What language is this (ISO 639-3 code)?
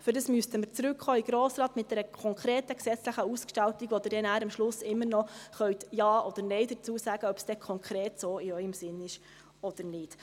gsw